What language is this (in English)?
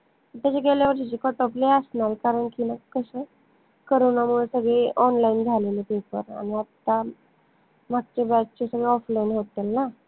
Marathi